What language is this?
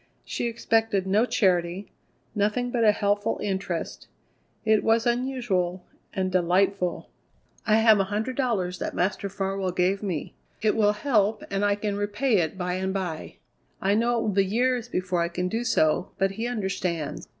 English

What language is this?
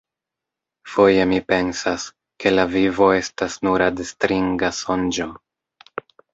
Esperanto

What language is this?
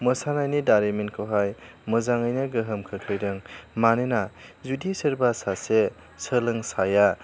Bodo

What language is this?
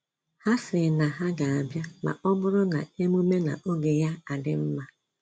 Igbo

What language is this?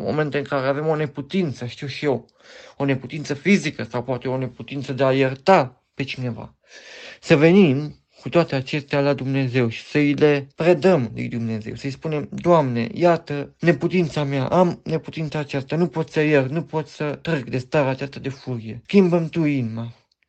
Romanian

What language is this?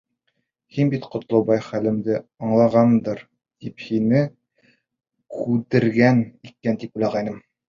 Bashkir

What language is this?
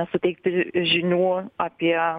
Lithuanian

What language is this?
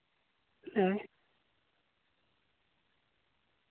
Santali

